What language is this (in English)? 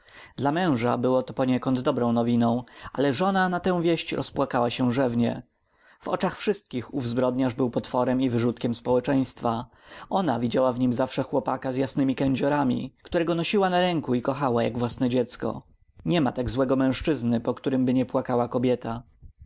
Polish